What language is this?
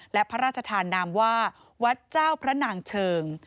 Thai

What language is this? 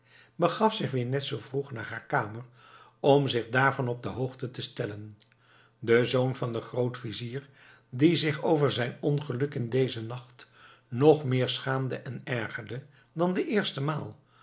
Dutch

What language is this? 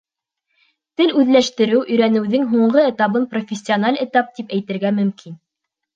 Bashkir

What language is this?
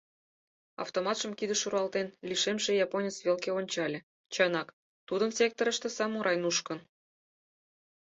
Mari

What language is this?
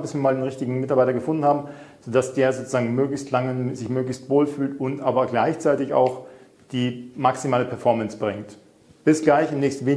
German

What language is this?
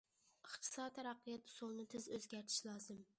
Uyghur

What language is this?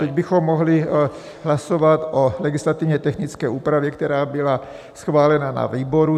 Czech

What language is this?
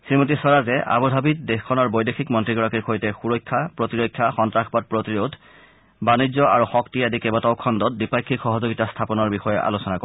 Assamese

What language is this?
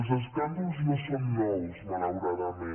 Catalan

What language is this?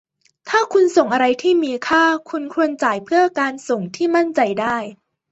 Thai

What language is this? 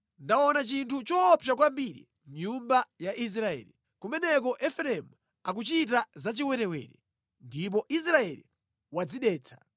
Nyanja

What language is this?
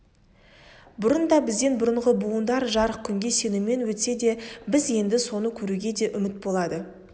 Kazakh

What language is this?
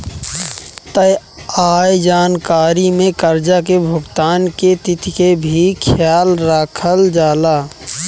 Bhojpuri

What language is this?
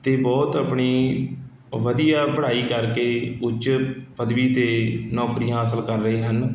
Punjabi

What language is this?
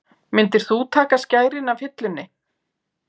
Icelandic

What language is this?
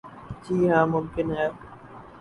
Urdu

